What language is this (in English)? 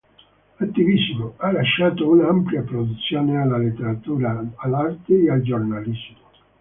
Italian